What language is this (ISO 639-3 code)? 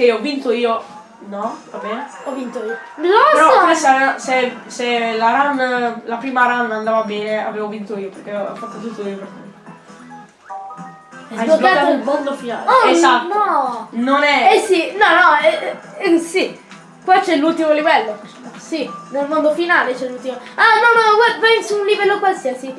ita